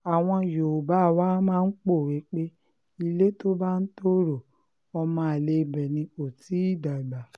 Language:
Yoruba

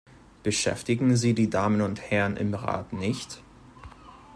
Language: German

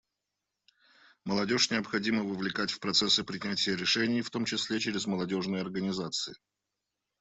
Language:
Russian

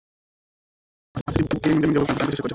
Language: Bhojpuri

